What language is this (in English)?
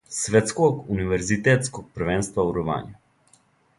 Serbian